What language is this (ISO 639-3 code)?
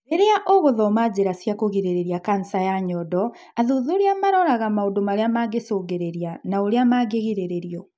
kik